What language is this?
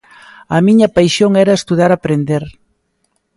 Galician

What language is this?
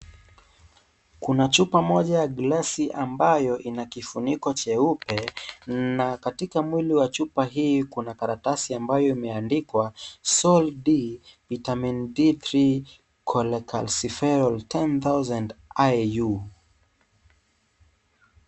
Swahili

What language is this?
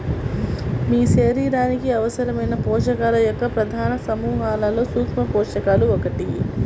Telugu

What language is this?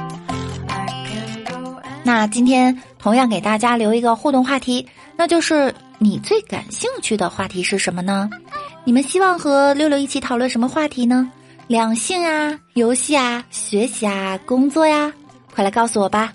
Chinese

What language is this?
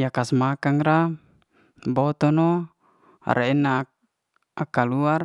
Liana-Seti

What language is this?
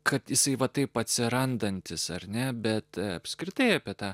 Lithuanian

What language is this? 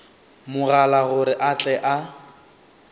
Northern Sotho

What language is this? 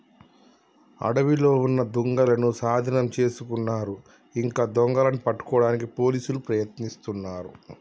Telugu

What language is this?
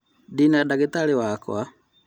Kikuyu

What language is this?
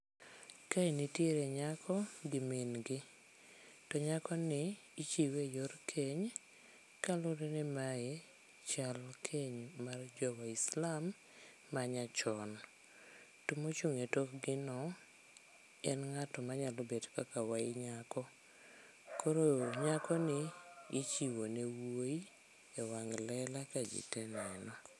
Luo (Kenya and Tanzania)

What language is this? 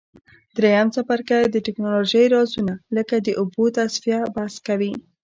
Pashto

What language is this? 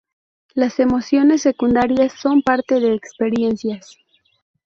Spanish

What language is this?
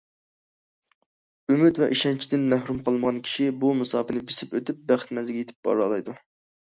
Uyghur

